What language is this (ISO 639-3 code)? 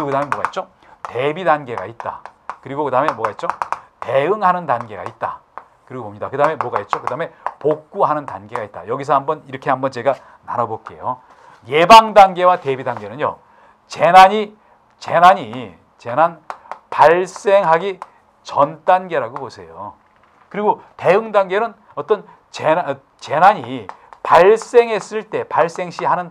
kor